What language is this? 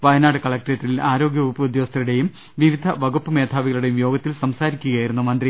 Malayalam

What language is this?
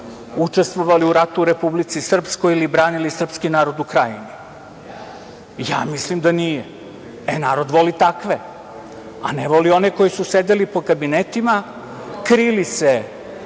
Serbian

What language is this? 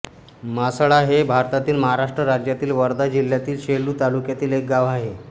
Marathi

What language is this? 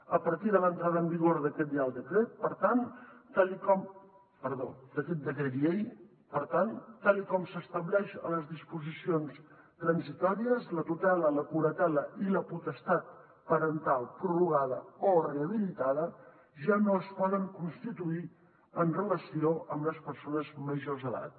Catalan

